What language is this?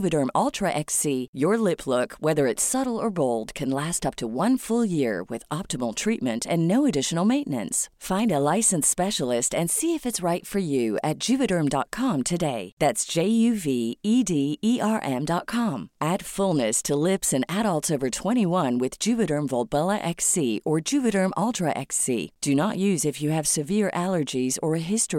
Filipino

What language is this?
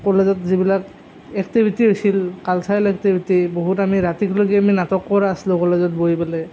Assamese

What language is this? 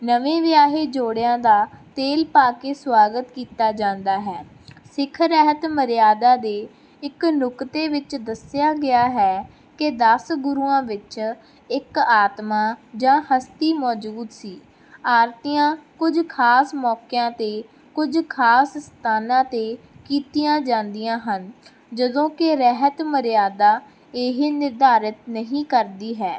Punjabi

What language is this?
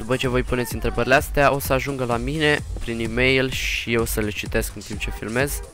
Romanian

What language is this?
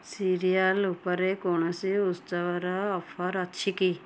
Odia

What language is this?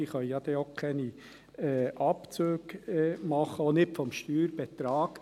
Swiss German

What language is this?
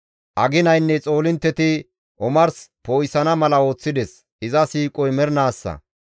Gamo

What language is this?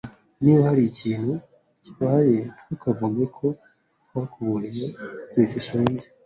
Kinyarwanda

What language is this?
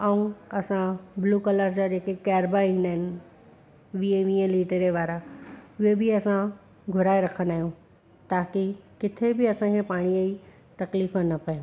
Sindhi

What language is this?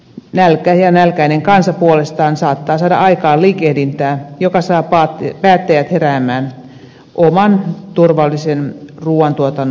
Finnish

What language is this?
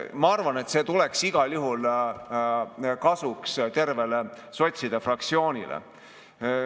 Estonian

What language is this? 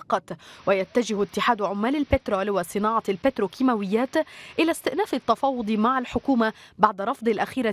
Arabic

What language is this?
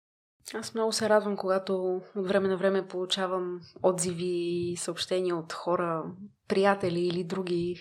Bulgarian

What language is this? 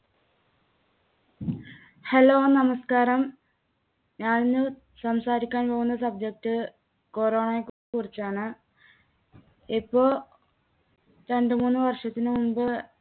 Malayalam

